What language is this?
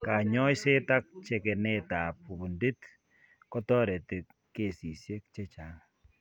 Kalenjin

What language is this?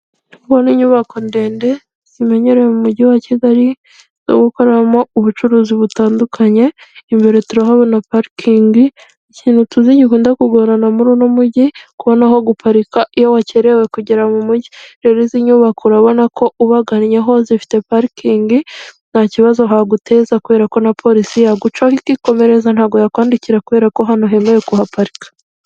Kinyarwanda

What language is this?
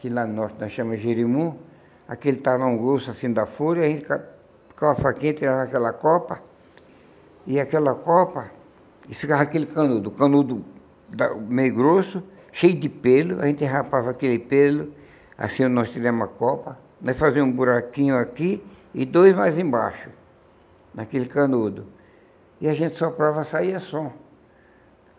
Portuguese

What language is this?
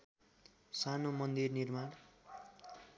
Nepali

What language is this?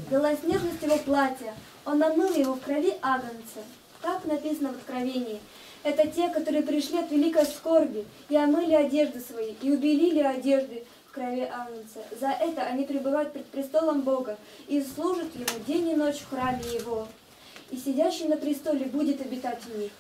Russian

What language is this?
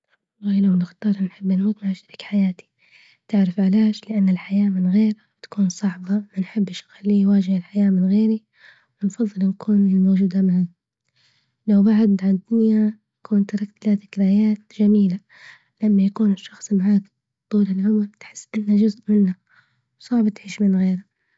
Libyan Arabic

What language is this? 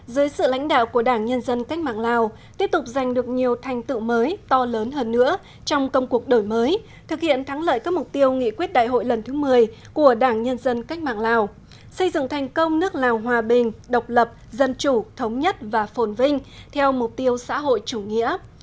Vietnamese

